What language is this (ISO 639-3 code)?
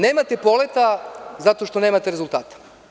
srp